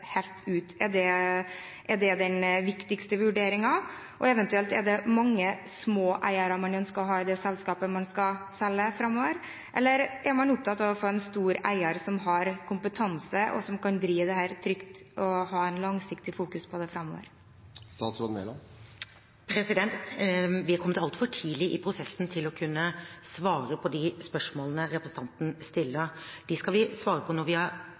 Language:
Norwegian Bokmål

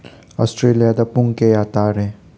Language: Manipuri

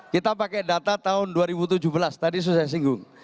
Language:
Indonesian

